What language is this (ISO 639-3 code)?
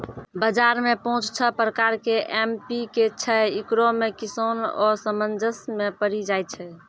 mai